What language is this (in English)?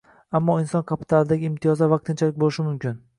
Uzbek